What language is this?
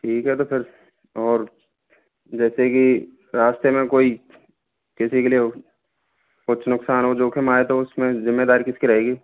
Hindi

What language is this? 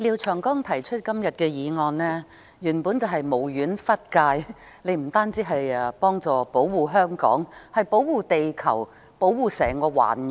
Cantonese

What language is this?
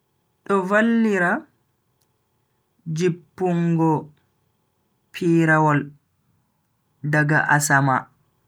Bagirmi Fulfulde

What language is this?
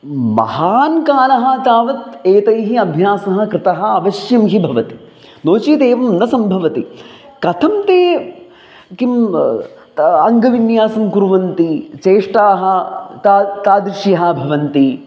Sanskrit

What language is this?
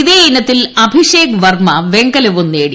Malayalam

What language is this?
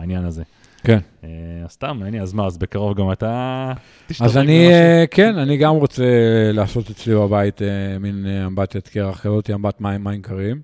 Hebrew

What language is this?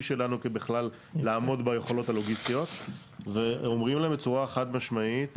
Hebrew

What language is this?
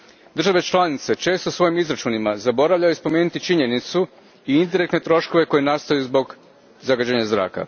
Croatian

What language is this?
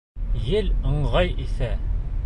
Bashkir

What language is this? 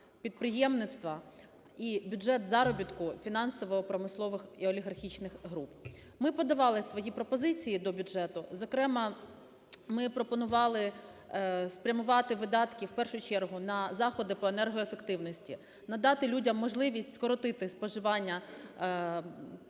Ukrainian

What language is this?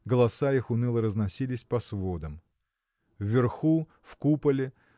Russian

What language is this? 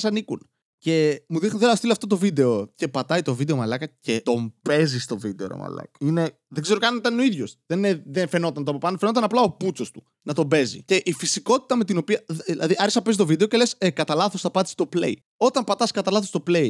Greek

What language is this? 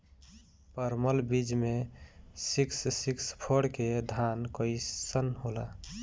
Bhojpuri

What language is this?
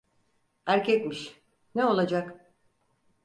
Turkish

